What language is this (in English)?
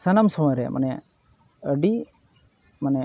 Santali